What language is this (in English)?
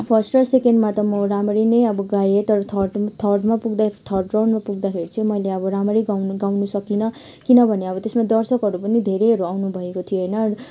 Nepali